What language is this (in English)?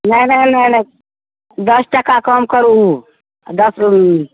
Maithili